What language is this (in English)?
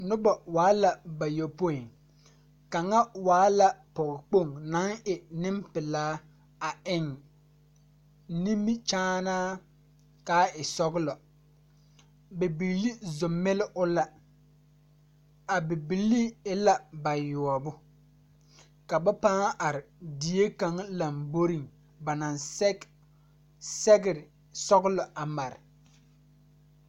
Southern Dagaare